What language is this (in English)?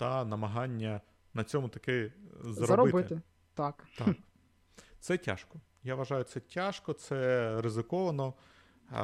Ukrainian